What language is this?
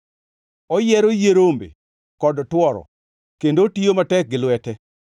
Luo (Kenya and Tanzania)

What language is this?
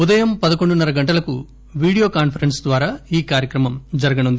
Telugu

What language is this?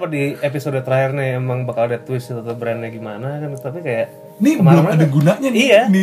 Indonesian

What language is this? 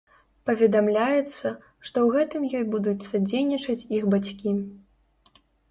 Belarusian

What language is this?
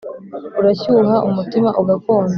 Kinyarwanda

